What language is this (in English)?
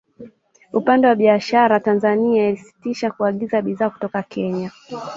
Swahili